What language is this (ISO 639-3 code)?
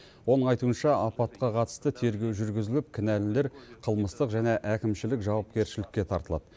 kaz